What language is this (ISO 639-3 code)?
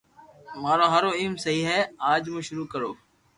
lrk